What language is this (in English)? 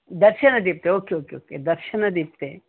Kannada